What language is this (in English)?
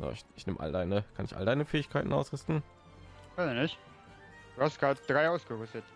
German